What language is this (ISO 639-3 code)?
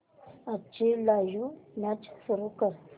mar